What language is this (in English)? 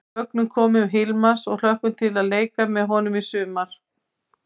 Icelandic